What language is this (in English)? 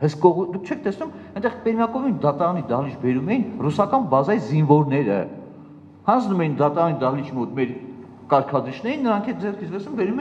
Romanian